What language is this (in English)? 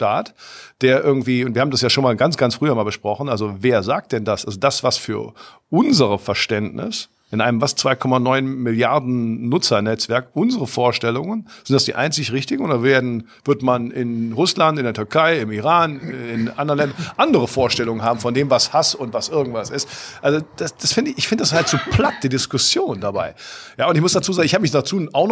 German